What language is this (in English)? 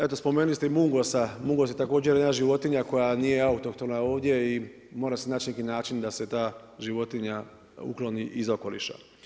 Croatian